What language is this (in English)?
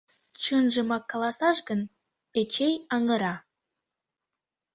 Mari